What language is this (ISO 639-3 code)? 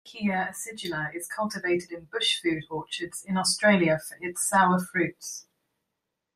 eng